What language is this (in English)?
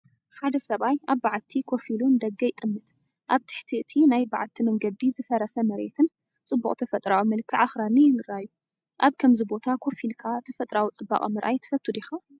Tigrinya